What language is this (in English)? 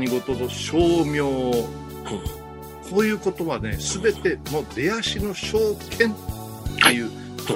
Japanese